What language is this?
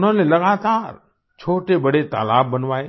Hindi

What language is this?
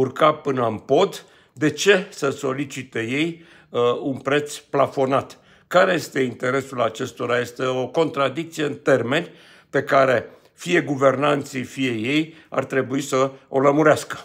Romanian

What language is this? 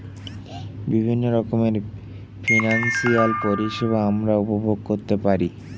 Bangla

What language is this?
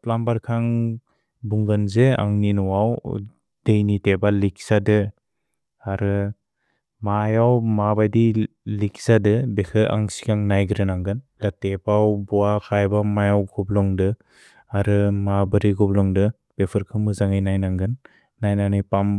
Bodo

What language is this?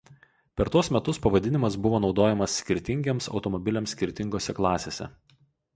Lithuanian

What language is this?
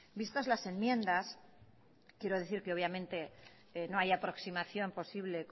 Spanish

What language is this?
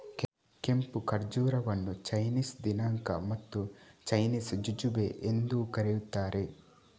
Kannada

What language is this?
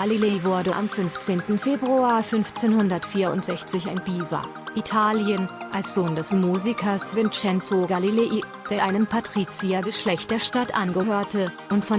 German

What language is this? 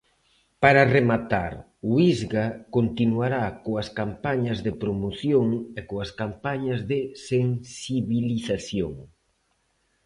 Galician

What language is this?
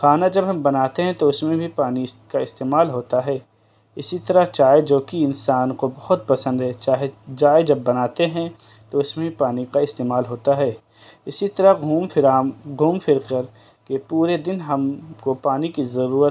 Urdu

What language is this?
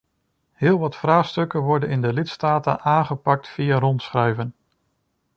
Dutch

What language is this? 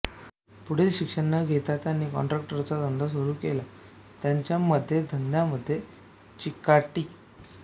Marathi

